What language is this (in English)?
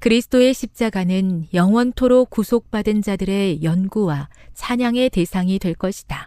Korean